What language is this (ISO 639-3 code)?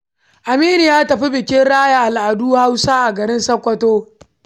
hau